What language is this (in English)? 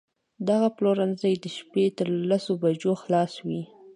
Pashto